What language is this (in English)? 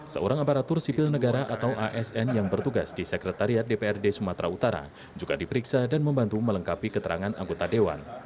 Indonesian